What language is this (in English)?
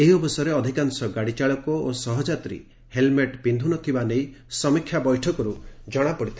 Odia